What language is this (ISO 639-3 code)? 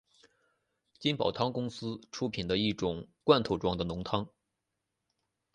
zho